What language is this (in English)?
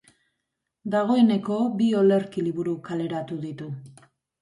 Basque